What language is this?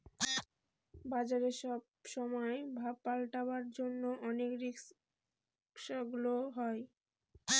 Bangla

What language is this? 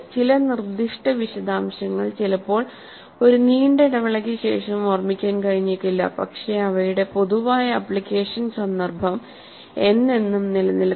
Malayalam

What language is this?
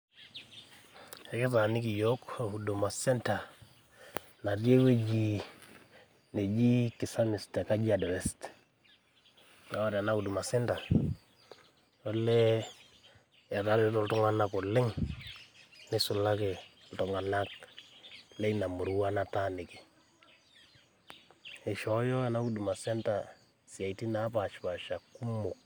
Masai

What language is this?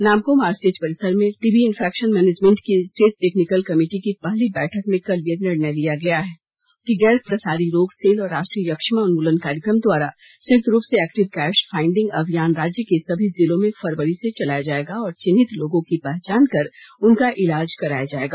Hindi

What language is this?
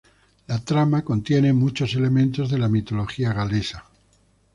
Spanish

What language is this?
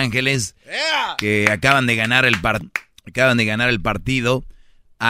Spanish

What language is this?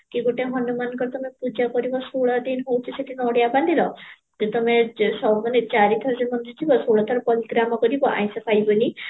Odia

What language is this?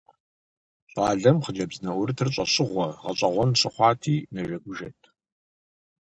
Kabardian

